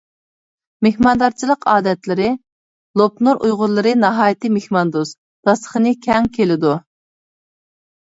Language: Uyghur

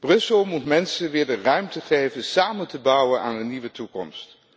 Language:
Dutch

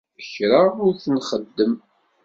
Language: Kabyle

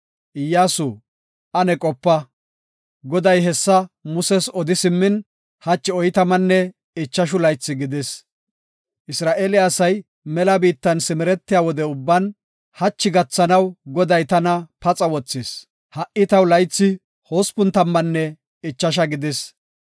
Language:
Gofa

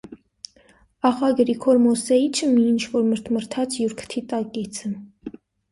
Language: Armenian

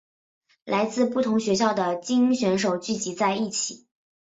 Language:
Chinese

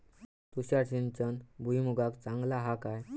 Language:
Marathi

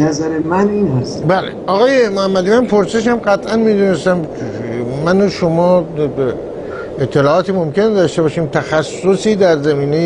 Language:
Persian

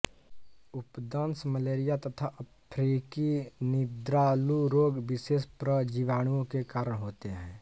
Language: Hindi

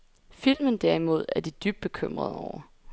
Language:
Danish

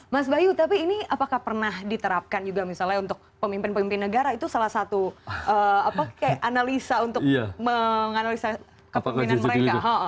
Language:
Indonesian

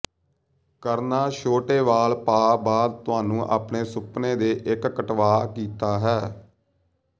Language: Punjabi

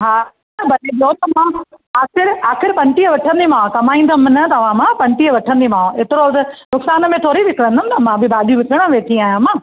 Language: Sindhi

